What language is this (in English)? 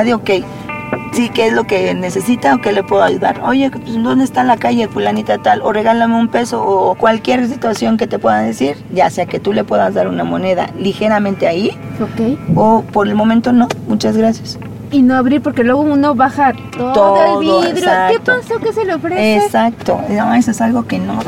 Spanish